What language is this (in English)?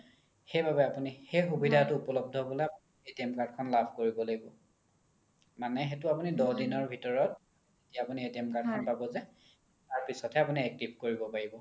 Assamese